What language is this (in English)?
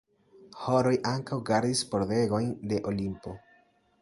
Esperanto